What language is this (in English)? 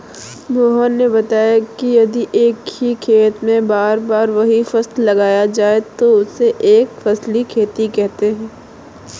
Hindi